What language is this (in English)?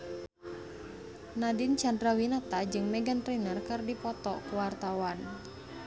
Sundanese